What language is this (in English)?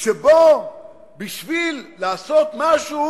Hebrew